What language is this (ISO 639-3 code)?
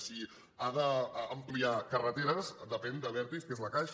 cat